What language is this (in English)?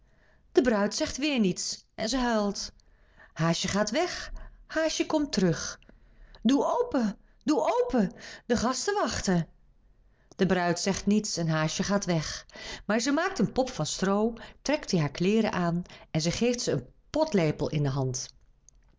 Dutch